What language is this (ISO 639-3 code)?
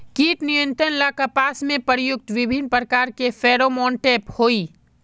mag